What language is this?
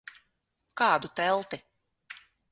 Latvian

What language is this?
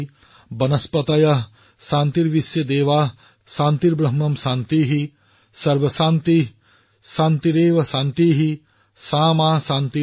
Assamese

